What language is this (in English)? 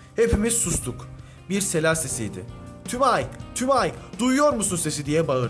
Turkish